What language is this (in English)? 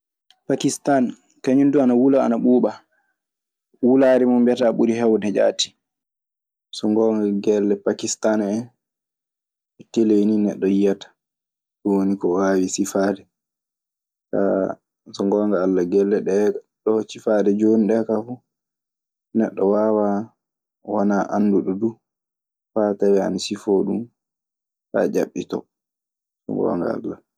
Maasina Fulfulde